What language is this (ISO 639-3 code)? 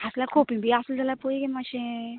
kok